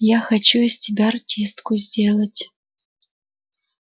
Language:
Russian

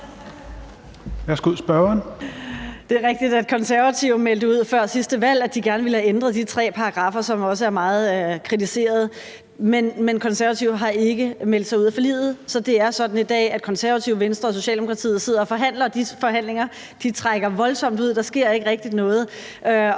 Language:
Danish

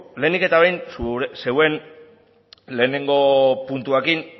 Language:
Basque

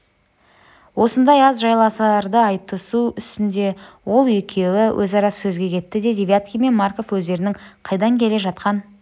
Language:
Kazakh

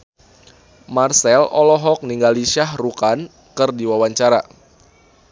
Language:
Sundanese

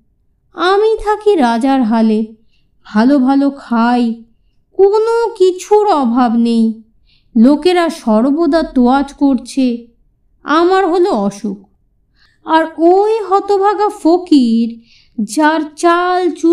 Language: Bangla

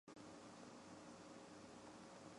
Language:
Chinese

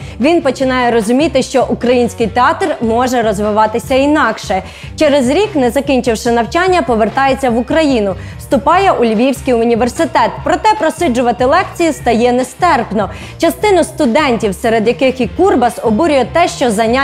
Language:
Ukrainian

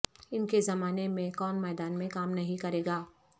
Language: Urdu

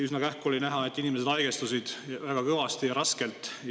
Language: Estonian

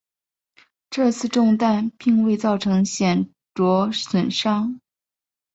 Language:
Chinese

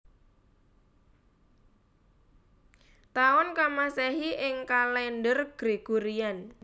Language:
Javanese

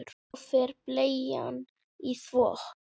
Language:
Icelandic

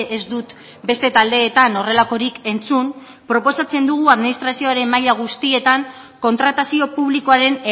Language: Basque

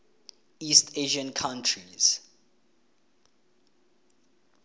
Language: Tswana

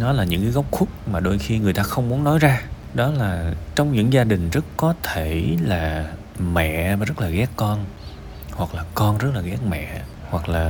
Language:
Vietnamese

